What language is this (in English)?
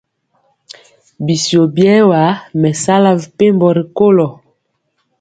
Mpiemo